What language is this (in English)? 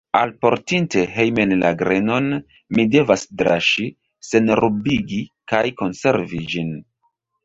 Esperanto